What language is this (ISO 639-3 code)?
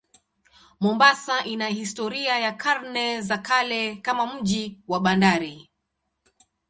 swa